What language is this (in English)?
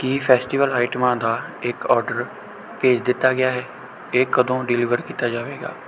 Punjabi